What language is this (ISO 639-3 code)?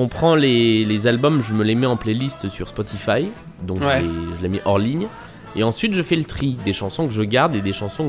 fra